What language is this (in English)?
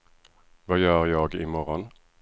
Swedish